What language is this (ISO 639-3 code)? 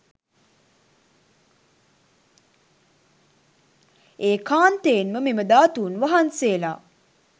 sin